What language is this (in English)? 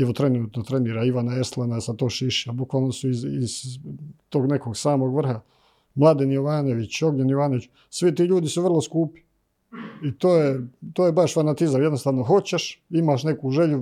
Croatian